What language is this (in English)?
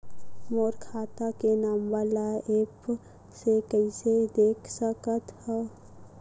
Chhattisgarhi